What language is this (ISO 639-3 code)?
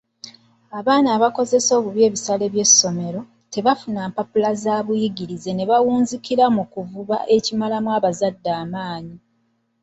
lug